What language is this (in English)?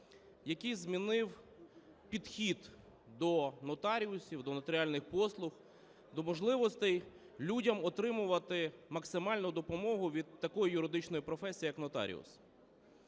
Ukrainian